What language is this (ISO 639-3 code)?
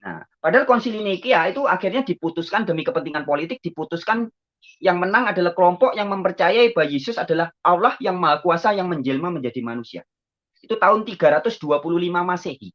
ind